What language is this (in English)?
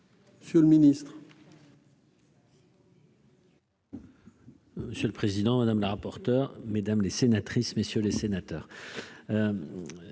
French